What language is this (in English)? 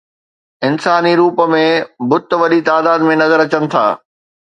Sindhi